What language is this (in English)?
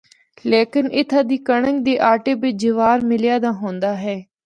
Northern Hindko